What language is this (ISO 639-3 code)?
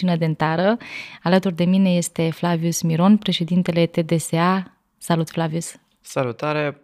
ron